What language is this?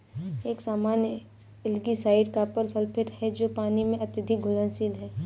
Hindi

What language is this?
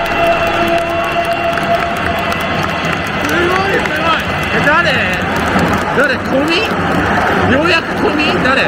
Japanese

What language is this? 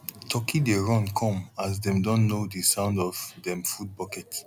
Nigerian Pidgin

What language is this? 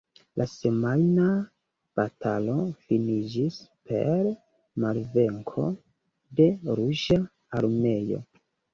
Esperanto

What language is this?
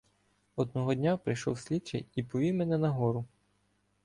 Ukrainian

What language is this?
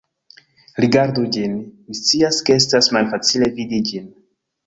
Esperanto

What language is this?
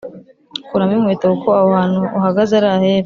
Kinyarwanda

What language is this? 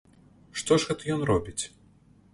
Belarusian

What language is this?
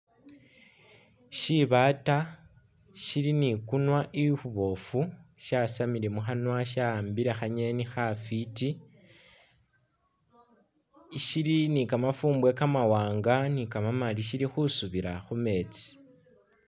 Masaaba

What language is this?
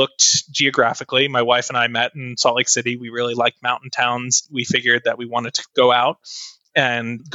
English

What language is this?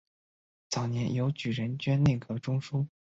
Chinese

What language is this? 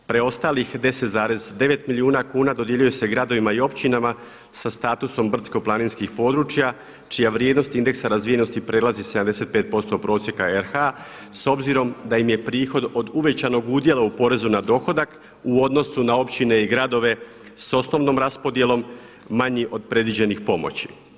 Croatian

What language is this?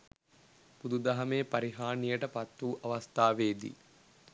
Sinhala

